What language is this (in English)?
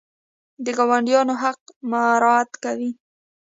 Pashto